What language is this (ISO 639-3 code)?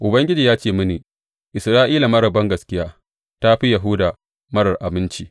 hau